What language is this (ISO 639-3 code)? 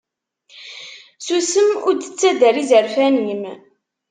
kab